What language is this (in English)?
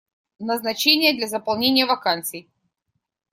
Russian